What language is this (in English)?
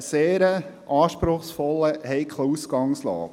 Swiss German